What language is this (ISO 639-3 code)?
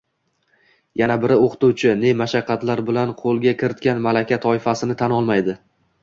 uzb